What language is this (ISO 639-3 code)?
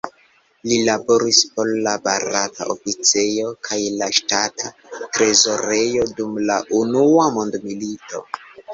epo